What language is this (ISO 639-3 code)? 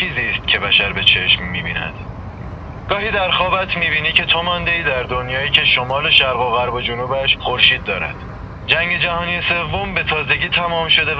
fas